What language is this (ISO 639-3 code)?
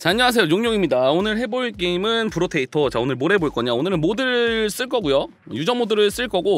kor